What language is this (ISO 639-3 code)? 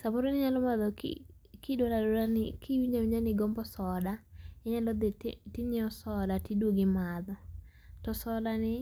luo